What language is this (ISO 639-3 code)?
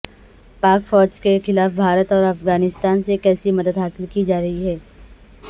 urd